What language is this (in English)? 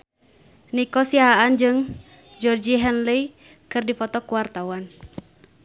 Sundanese